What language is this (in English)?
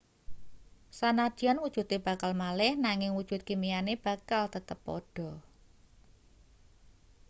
Javanese